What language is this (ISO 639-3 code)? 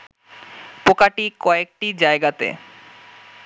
ben